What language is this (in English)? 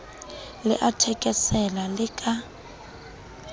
Southern Sotho